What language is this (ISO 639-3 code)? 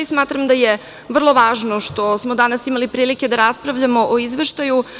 srp